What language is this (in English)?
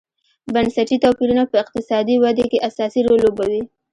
Pashto